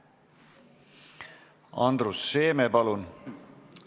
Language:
Estonian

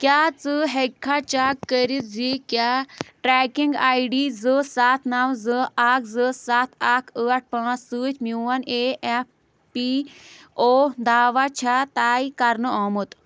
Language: Kashmiri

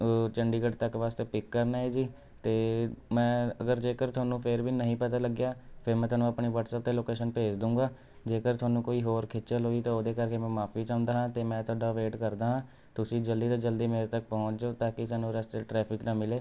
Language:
Punjabi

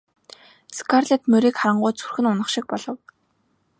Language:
Mongolian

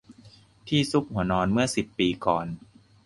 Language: Thai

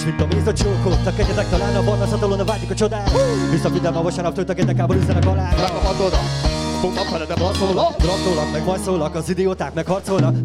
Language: Hungarian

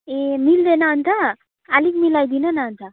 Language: Nepali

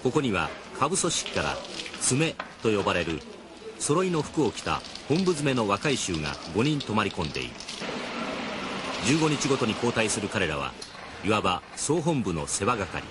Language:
Japanese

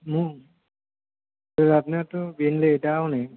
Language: Bodo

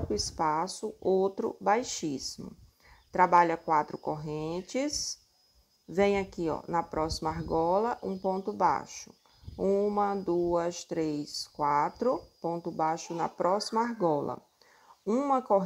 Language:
Portuguese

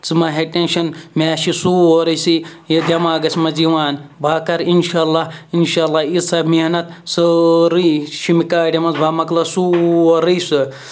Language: Kashmiri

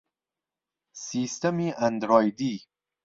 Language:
Central Kurdish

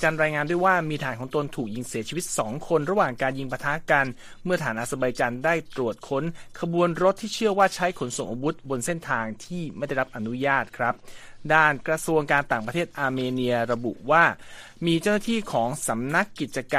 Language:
Thai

